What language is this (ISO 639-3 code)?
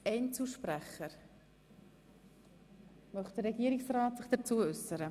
gsw